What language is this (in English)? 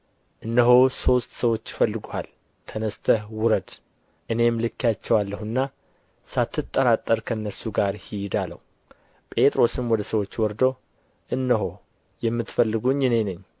Amharic